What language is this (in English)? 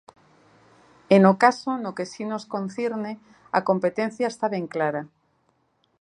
Galician